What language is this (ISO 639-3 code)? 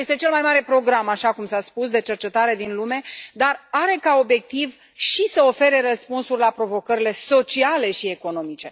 ron